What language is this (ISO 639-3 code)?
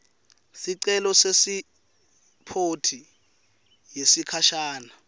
ssw